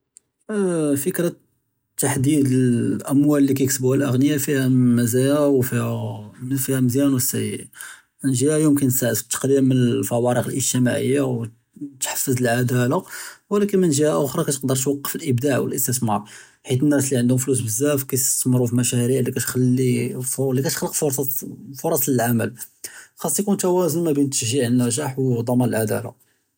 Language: Judeo-Arabic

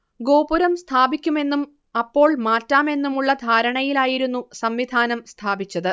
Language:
Malayalam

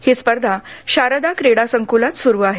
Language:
Marathi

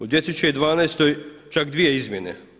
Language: Croatian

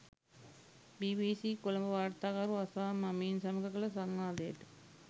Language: Sinhala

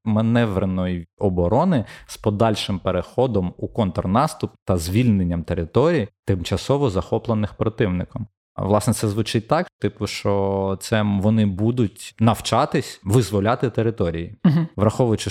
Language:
Ukrainian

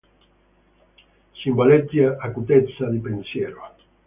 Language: Italian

